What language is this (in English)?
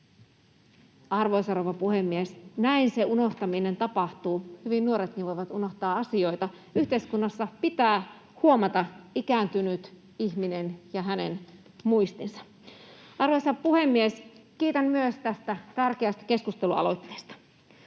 Finnish